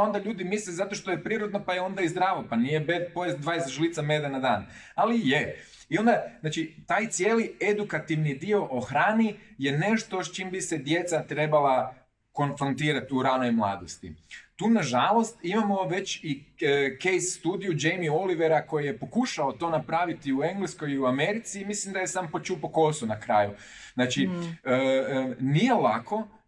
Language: Croatian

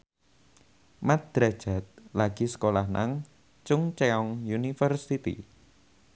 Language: Javanese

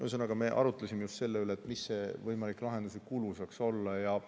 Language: Estonian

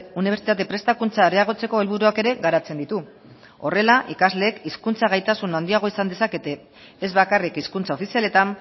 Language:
Basque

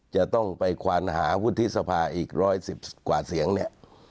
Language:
Thai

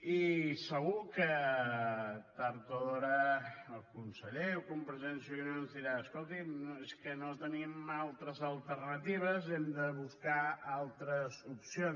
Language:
Catalan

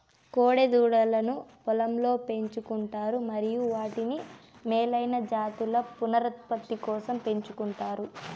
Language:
Telugu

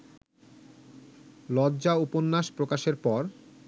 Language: Bangla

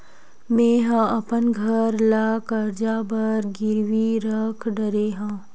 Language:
Chhattisgarhi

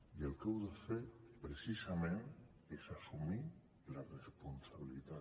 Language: Catalan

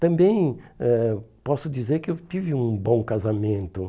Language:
Portuguese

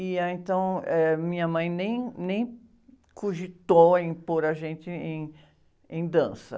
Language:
Portuguese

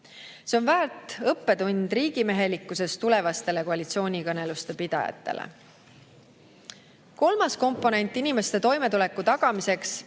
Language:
Estonian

